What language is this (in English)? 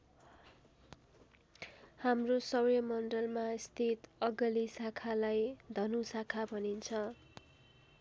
Nepali